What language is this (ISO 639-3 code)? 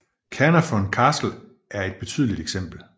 dan